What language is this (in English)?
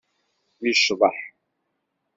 Kabyle